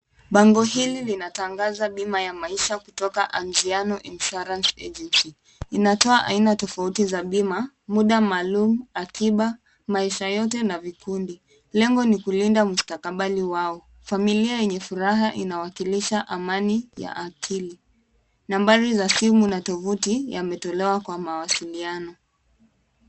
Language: Swahili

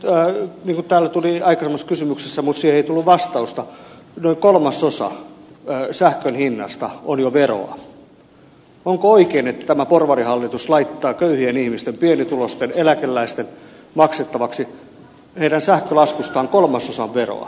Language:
Finnish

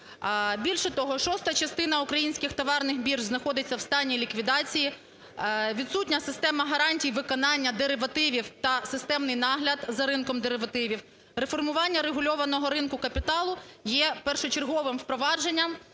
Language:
Ukrainian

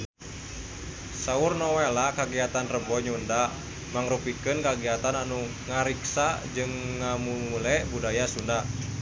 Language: Sundanese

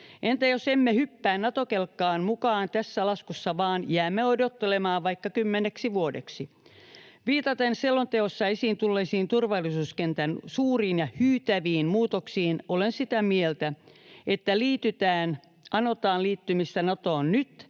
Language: Finnish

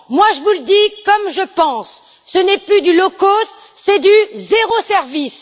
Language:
French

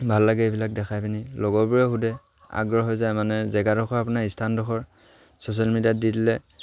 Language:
Assamese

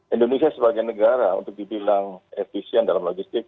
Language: Indonesian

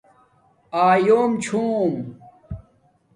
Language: Domaaki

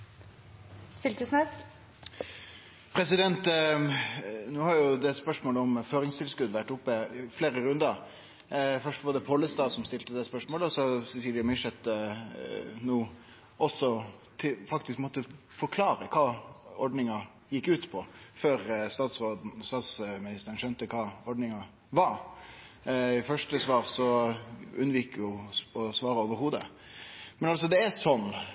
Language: Norwegian Nynorsk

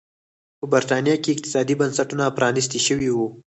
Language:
Pashto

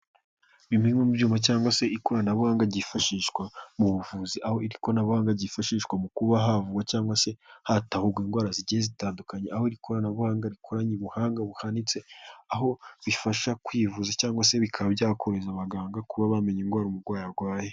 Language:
Kinyarwanda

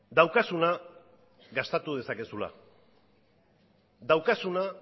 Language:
Basque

